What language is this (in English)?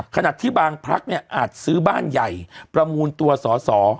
Thai